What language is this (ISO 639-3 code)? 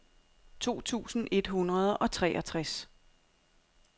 dan